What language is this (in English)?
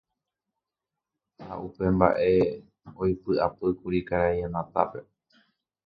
Guarani